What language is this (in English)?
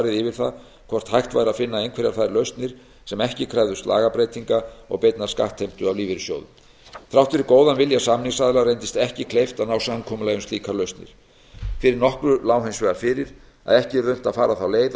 Icelandic